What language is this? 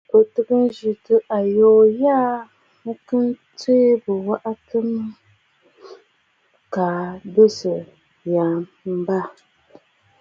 Bafut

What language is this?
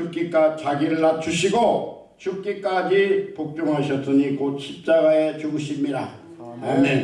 Korean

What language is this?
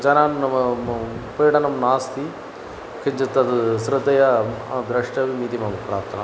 Sanskrit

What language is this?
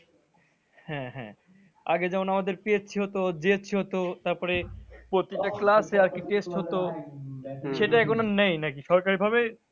Bangla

